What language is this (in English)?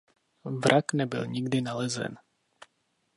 Czech